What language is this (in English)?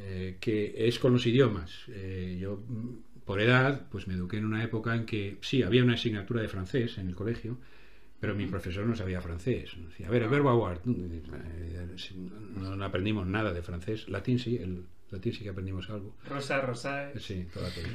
Spanish